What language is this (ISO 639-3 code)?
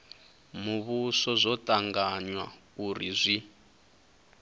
ven